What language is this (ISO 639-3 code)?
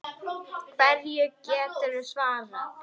isl